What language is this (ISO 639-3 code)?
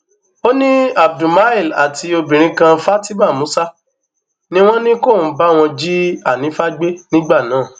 yor